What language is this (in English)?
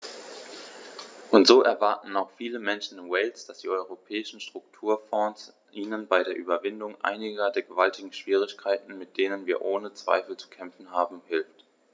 German